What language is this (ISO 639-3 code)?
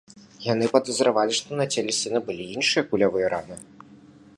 bel